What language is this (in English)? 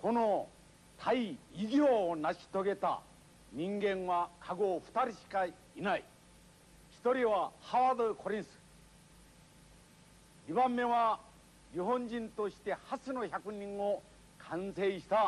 Japanese